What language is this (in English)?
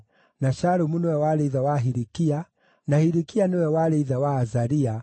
Kikuyu